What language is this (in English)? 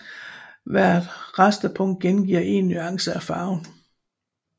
Danish